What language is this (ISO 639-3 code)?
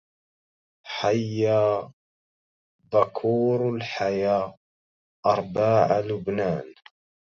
ara